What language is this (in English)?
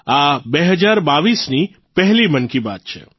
Gujarati